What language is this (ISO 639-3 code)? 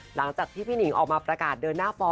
tha